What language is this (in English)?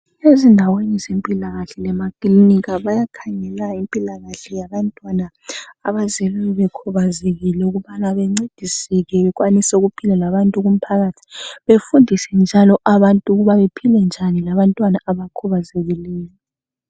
North Ndebele